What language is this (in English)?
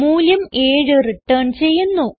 Malayalam